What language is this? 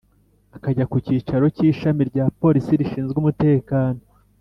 Kinyarwanda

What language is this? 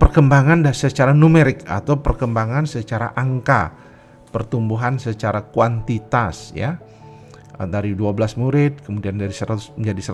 Indonesian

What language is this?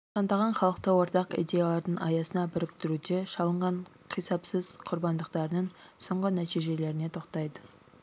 Kazakh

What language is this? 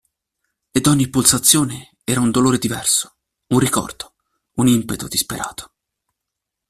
Italian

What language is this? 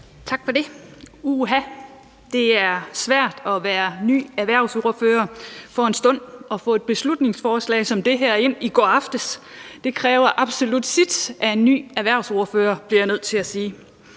Danish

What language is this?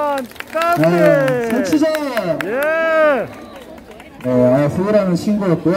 Indonesian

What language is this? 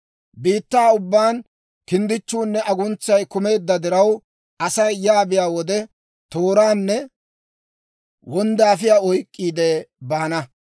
Dawro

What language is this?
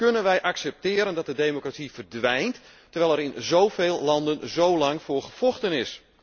Dutch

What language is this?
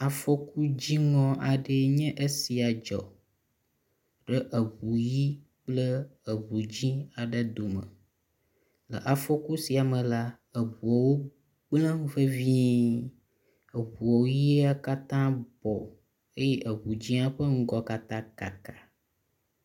Ewe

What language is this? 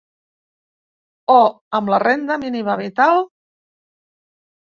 Catalan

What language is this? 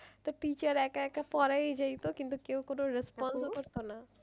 Bangla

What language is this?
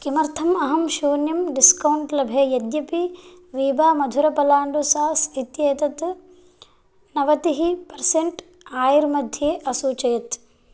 Sanskrit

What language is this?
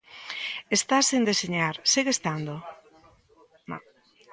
Galician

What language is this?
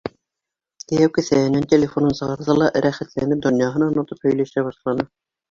Bashkir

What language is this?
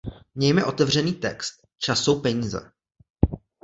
Czech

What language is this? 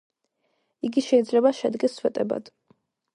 Georgian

